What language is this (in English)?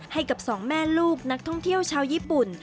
Thai